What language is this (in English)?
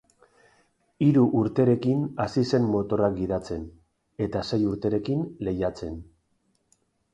Basque